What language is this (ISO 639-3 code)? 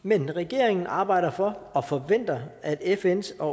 dan